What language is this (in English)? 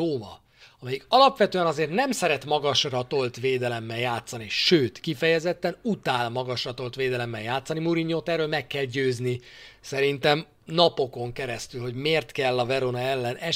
Hungarian